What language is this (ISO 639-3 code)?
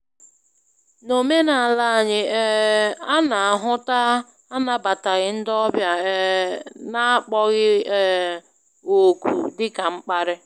ibo